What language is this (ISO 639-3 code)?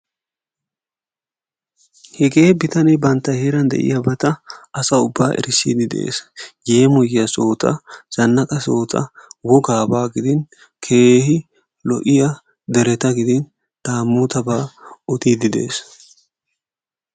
wal